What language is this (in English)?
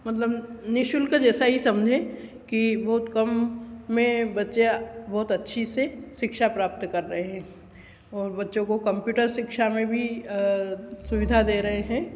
Hindi